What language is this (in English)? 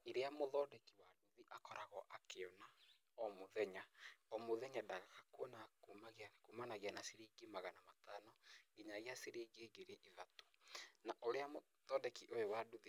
Kikuyu